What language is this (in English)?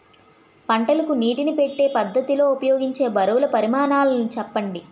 Telugu